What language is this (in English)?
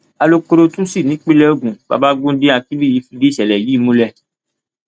Yoruba